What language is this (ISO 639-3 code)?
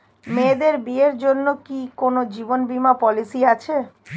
ben